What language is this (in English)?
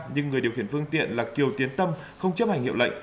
Vietnamese